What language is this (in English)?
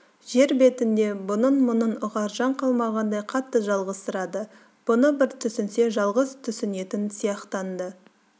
Kazakh